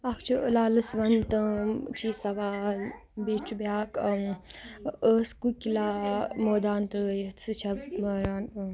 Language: Kashmiri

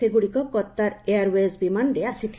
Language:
Odia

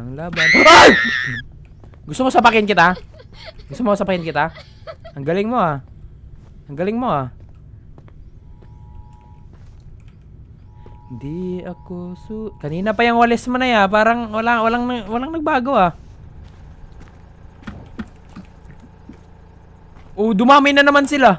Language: Filipino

